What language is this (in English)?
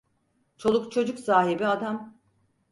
Turkish